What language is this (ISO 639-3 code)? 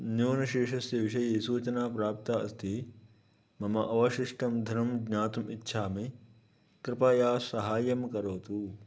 san